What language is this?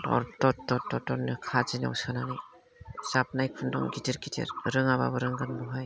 Bodo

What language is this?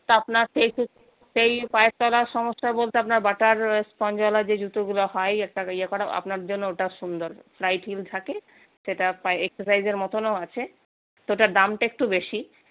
Bangla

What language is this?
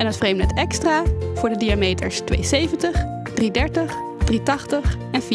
Dutch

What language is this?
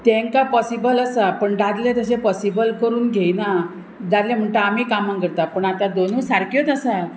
Konkani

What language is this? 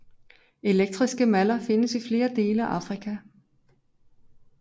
Danish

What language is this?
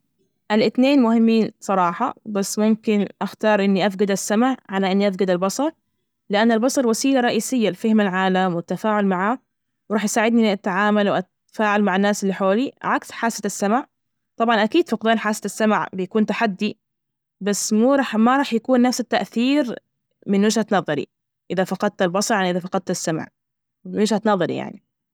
Najdi Arabic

